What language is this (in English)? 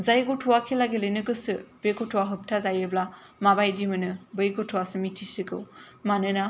Bodo